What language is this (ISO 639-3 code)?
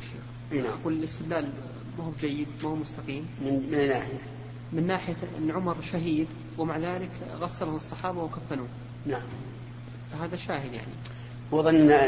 ara